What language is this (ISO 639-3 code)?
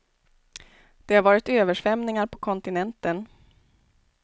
swe